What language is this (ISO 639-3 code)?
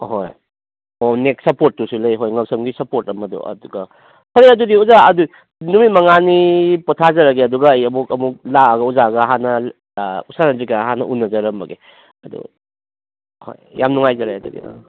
mni